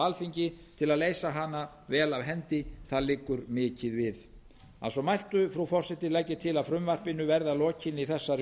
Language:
Icelandic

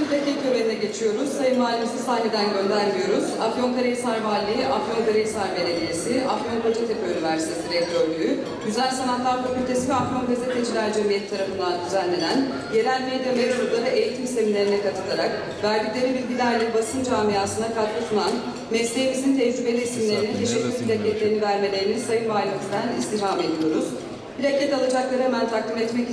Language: Turkish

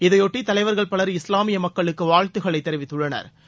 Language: Tamil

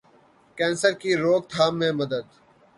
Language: Urdu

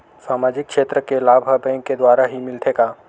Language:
Chhattisgarhi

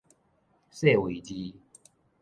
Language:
Min Nan Chinese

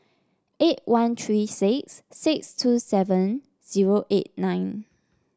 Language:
English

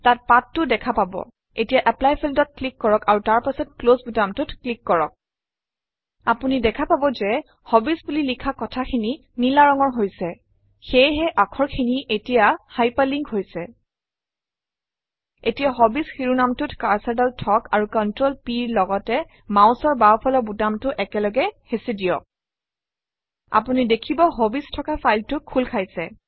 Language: Assamese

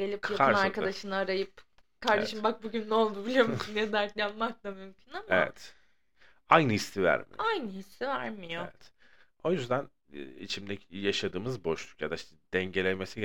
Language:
Turkish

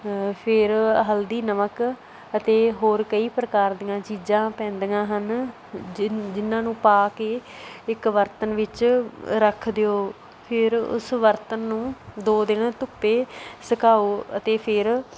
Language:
Punjabi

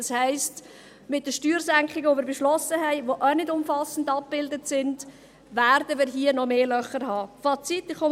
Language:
Swiss German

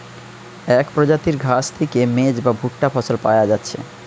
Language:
Bangla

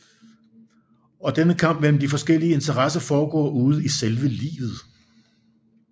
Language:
Danish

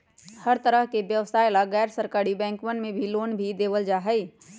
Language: Magahi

